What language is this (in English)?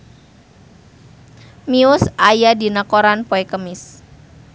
Sundanese